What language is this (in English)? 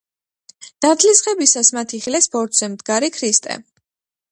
Georgian